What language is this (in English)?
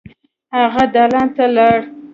Pashto